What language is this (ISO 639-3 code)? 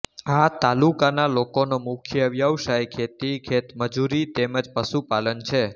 guj